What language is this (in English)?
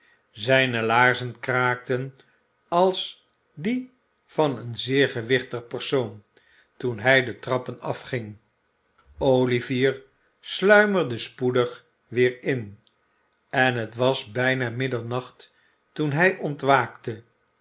Dutch